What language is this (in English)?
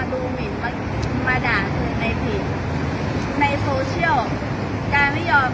Thai